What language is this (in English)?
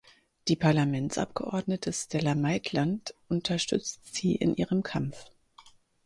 German